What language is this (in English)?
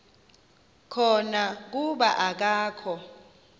Xhosa